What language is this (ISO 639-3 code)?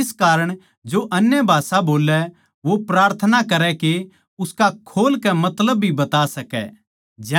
bgc